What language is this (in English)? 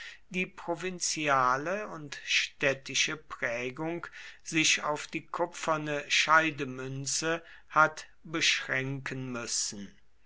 German